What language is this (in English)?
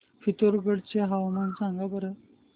Marathi